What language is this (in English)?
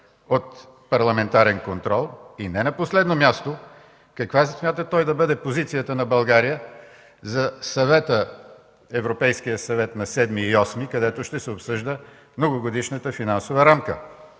Bulgarian